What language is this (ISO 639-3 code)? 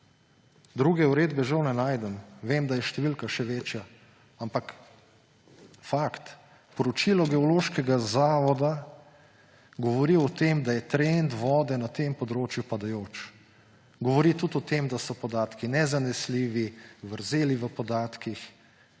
slv